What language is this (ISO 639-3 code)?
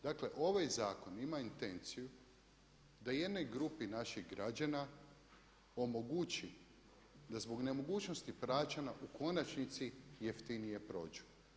hrv